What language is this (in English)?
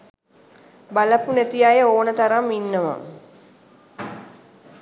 Sinhala